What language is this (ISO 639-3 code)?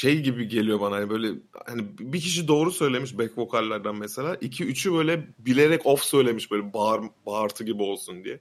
tur